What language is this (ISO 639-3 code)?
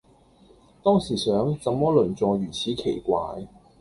yue